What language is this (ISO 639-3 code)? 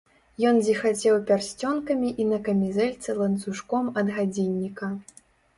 bel